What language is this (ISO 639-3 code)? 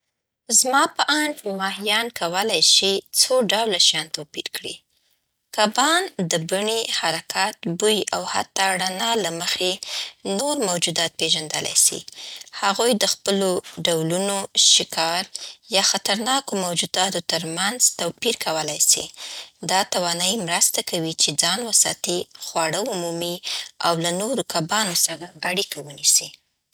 pbt